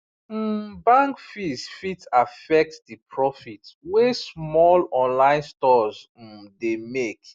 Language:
Nigerian Pidgin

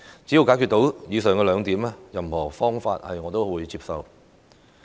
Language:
Cantonese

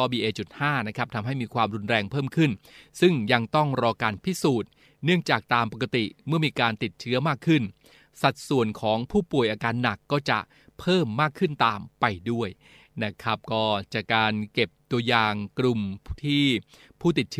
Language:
Thai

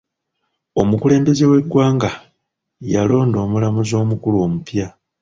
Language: Ganda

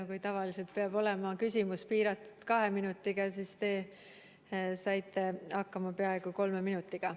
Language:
Estonian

